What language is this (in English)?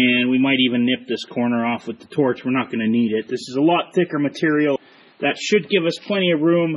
English